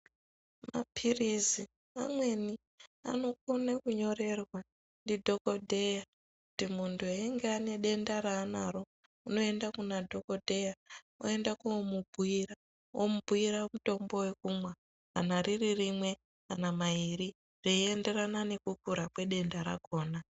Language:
Ndau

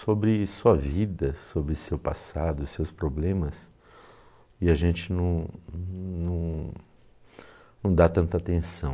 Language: Portuguese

